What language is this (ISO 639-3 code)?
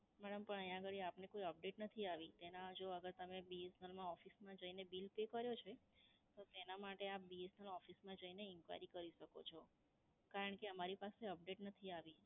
guj